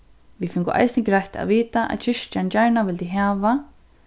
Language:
Faroese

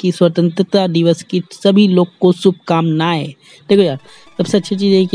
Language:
Hindi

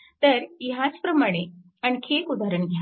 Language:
Marathi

